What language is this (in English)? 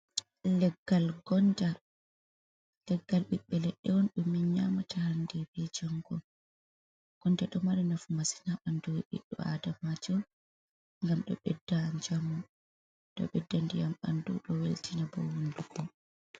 Fula